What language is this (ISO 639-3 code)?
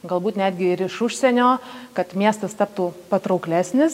lit